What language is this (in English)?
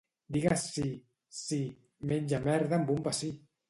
Catalan